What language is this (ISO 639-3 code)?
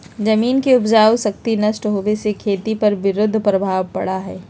mag